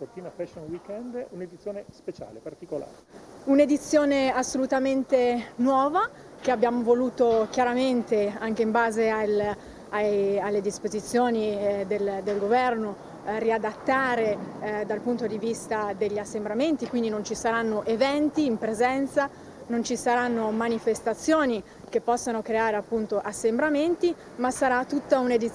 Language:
Italian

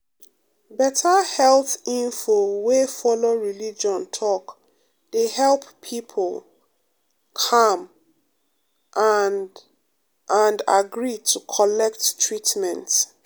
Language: Nigerian Pidgin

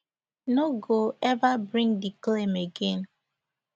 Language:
Nigerian Pidgin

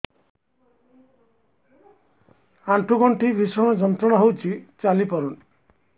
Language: Odia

